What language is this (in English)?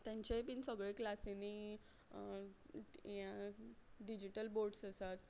Konkani